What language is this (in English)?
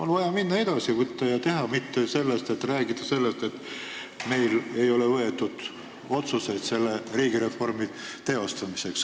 Estonian